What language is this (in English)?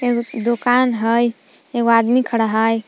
Magahi